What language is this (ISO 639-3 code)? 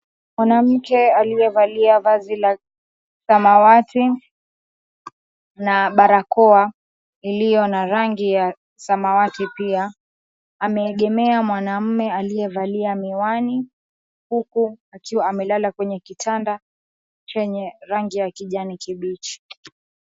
swa